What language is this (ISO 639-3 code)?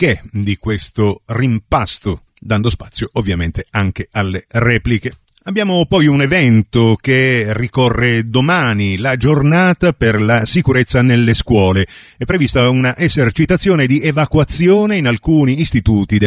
ita